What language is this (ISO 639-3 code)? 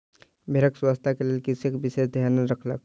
mai